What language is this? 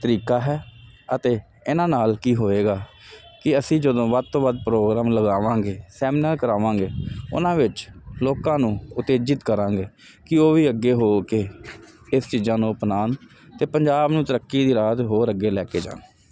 Punjabi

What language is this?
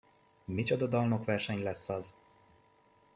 Hungarian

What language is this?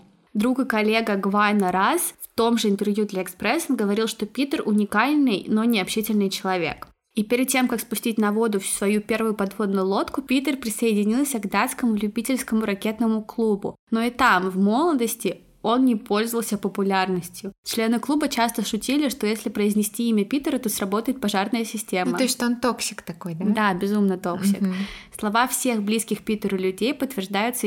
Russian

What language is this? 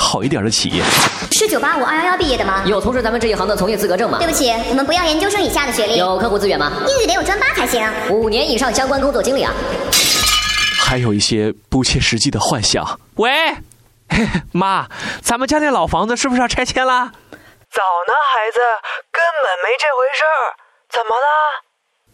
Chinese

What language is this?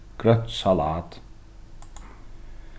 Faroese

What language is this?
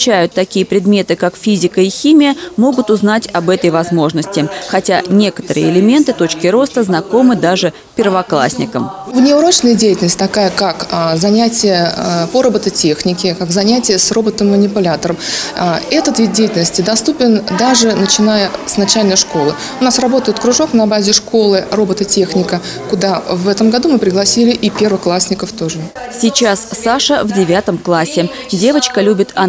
Russian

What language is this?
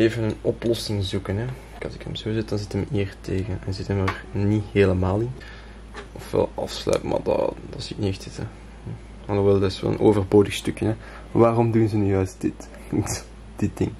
Dutch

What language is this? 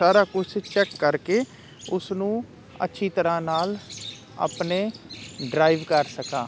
Punjabi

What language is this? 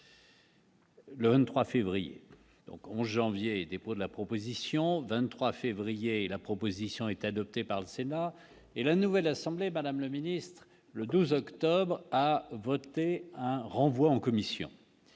French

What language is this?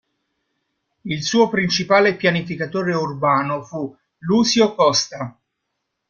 Italian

